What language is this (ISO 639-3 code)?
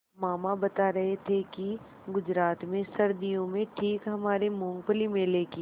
hin